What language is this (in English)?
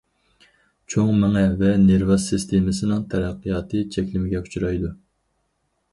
Uyghur